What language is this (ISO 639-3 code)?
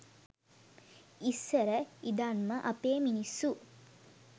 sin